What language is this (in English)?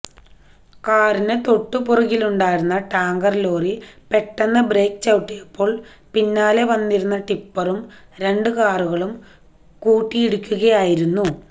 Malayalam